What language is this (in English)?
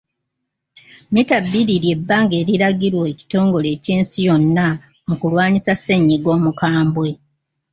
Ganda